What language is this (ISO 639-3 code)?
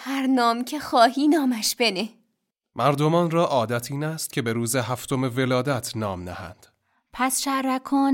fas